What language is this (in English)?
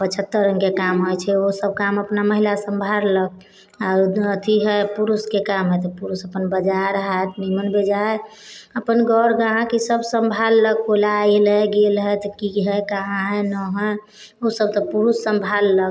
Maithili